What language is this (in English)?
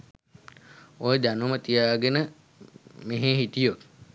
Sinhala